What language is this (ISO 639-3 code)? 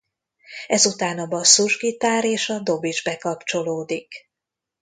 hun